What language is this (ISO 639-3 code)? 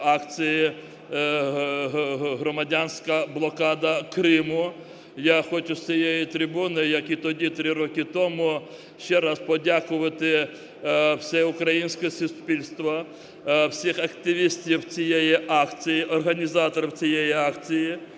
ukr